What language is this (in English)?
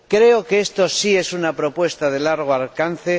Spanish